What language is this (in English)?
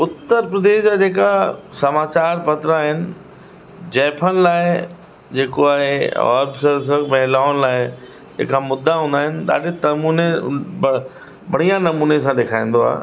Sindhi